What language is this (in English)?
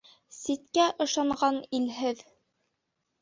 Bashkir